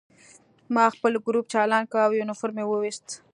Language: Pashto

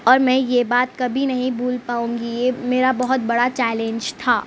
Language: Urdu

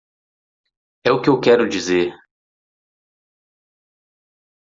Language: Portuguese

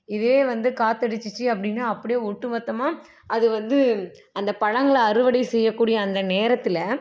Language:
Tamil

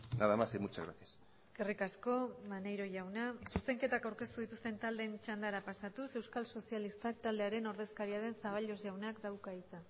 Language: Basque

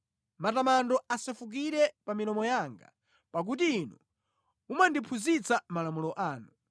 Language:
Nyanja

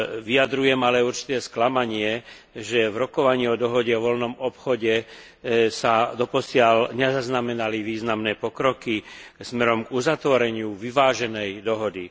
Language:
Slovak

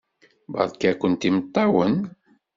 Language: Kabyle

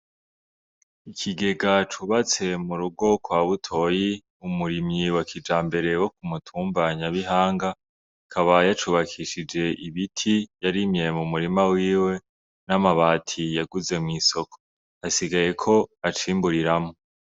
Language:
Rundi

